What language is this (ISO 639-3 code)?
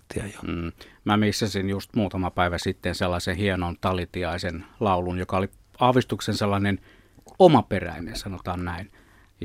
fin